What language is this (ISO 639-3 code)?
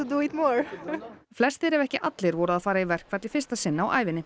isl